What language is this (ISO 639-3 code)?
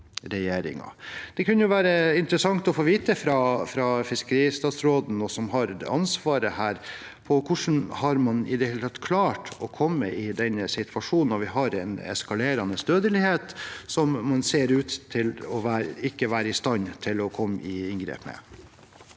nor